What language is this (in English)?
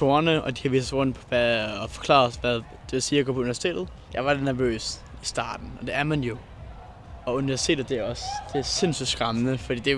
Danish